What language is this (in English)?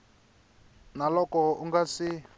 Tsonga